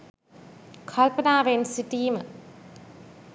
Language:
Sinhala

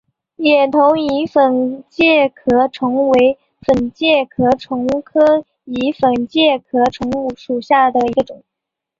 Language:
Chinese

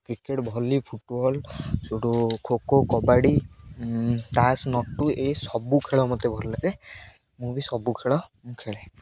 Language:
Odia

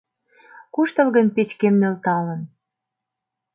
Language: Mari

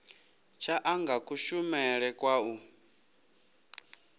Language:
Venda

